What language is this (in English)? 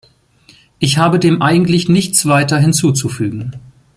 German